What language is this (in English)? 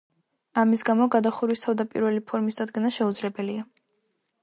Georgian